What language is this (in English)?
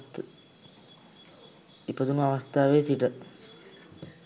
Sinhala